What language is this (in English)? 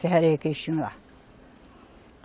Portuguese